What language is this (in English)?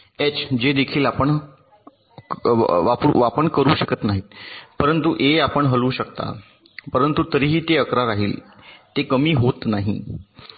Marathi